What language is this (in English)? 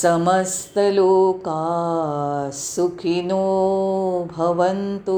Marathi